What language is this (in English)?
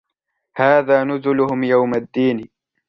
Arabic